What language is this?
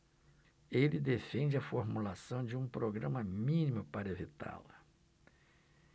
Portuguese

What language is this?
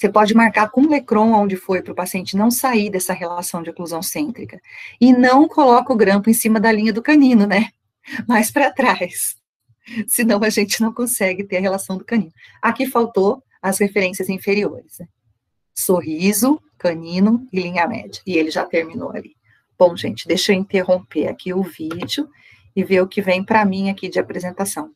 Portuguese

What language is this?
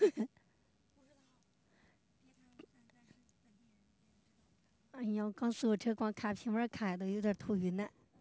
Chinese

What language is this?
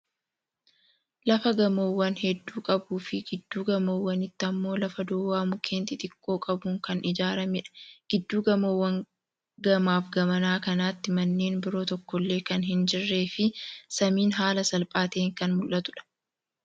Oromo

